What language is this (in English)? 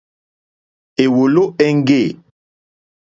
Mokpwe